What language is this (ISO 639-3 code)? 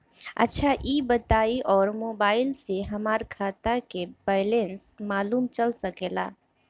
bho